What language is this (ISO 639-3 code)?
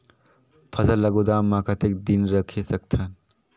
hne